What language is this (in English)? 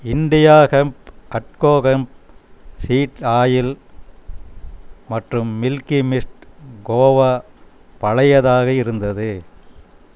Tamil